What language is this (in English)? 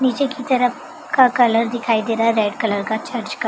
Hindi